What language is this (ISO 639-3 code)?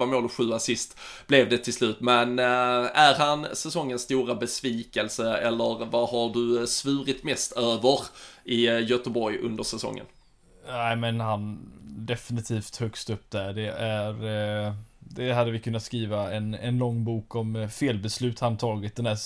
swe